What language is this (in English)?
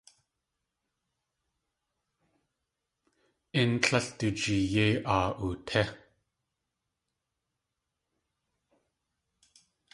Tlingit